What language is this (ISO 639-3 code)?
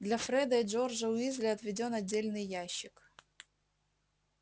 rus